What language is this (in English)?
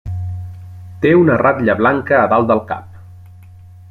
Catalan